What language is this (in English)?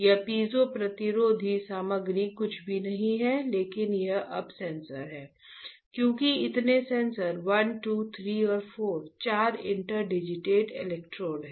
Hindi